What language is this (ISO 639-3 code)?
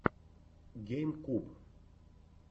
rus